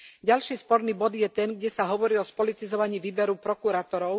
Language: Slovak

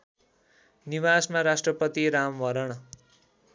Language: Nepali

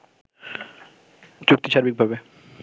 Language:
Bangla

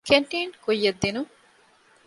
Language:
Divehi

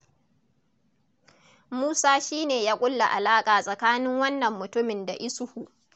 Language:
Hausa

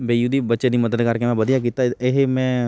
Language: Punjabi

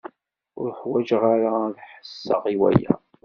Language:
Kabyle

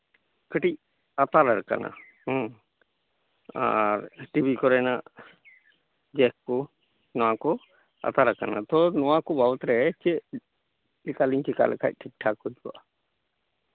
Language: Santali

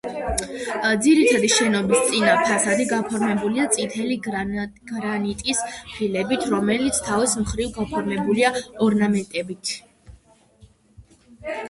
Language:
Georgian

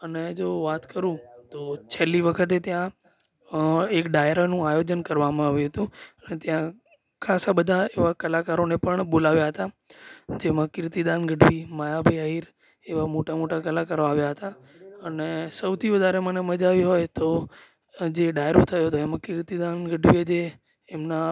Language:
Gujarati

